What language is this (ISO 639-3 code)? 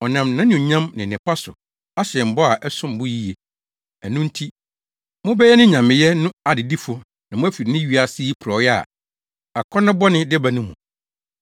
aka